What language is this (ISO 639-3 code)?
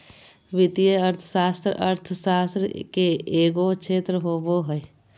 mag